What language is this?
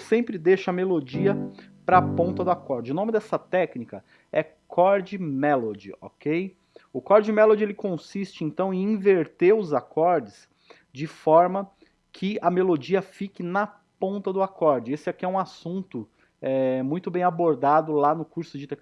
Portuguese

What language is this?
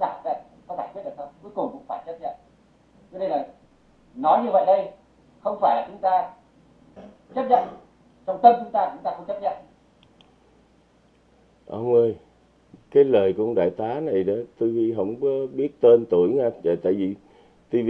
Vietnamese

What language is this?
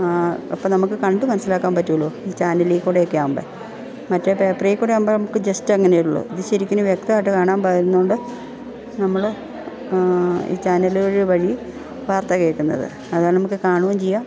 Malayalam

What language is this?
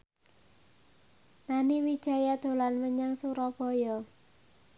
Javanese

